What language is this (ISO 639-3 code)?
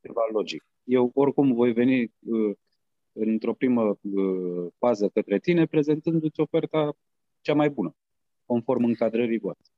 ron